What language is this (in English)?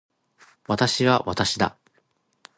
Japanese